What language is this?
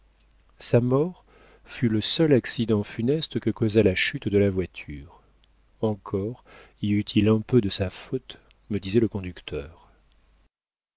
French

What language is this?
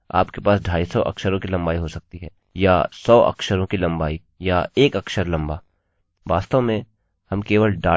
Hindi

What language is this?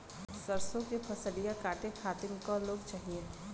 Bhojpuri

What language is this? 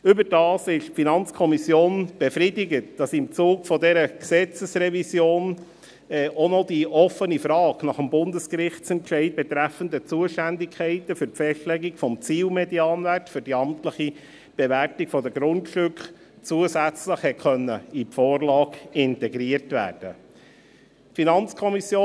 Swiss German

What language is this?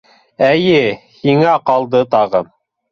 Bashkir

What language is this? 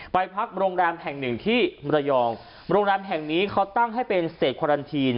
Thai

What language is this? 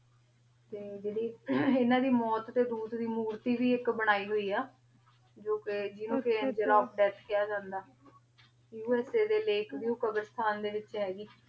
Punjabi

